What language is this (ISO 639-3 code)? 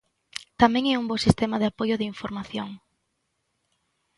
glg